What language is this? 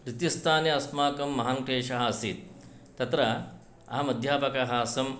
Sanskrit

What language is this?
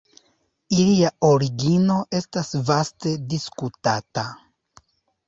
Esperanto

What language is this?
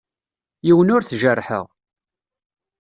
Kabyle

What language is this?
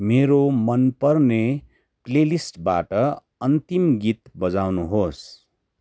Nepali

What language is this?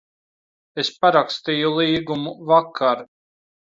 Latvian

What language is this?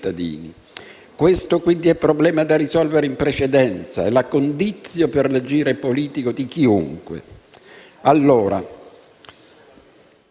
Italian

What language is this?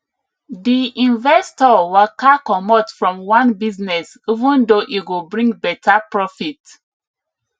Nigerian Pidgin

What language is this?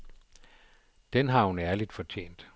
Danish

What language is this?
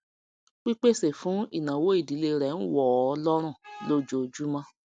Yoruba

